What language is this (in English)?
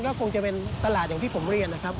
Thai